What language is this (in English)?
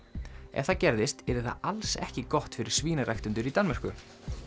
Icelandic